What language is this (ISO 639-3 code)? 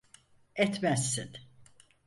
tur